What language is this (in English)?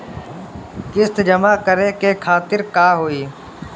Bhojpuri